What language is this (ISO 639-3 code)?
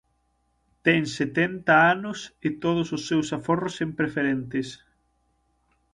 glg